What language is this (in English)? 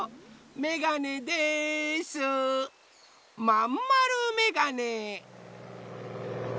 Japanese